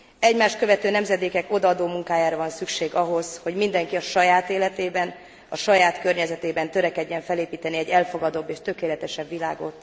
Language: Hungarian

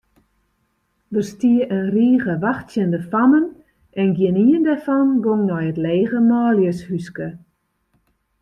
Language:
Western Frisian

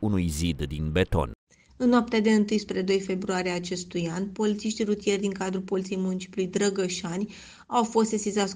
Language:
Romanian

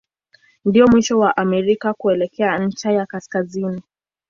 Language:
Swahili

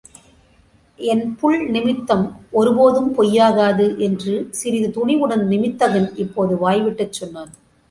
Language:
Tamil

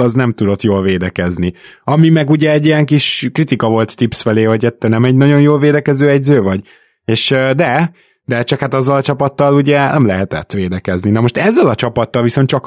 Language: Hungarian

